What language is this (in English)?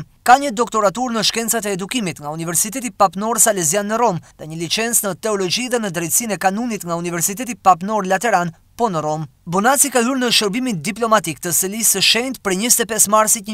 Romanian